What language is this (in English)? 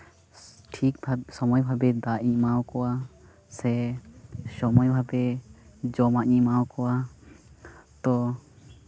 Santali